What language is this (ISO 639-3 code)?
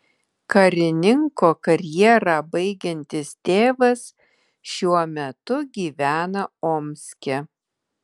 lit